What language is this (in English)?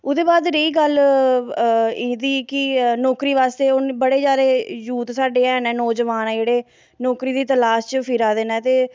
Dogri